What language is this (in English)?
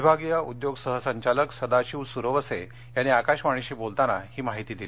Marathi